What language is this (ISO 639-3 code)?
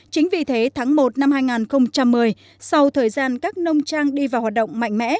vie